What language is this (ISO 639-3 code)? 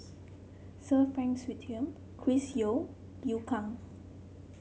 eng